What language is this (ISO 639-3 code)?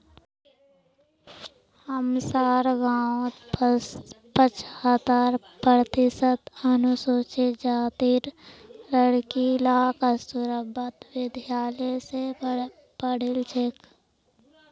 mag